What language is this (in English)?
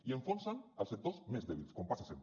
Catalan